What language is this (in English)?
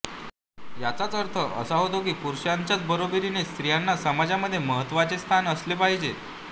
Marathi